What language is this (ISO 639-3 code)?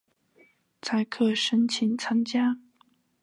zho